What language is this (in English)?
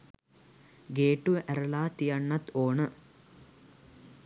Sinhala